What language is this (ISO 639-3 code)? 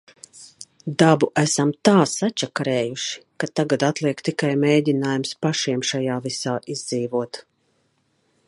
lav